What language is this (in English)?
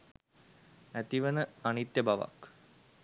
Sinhala